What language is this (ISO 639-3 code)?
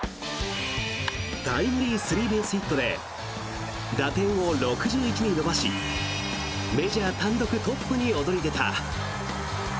jpn